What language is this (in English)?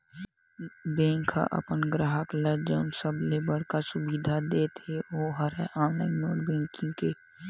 Chhattisgarhi